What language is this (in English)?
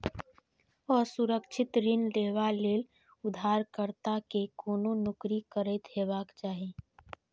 Maithili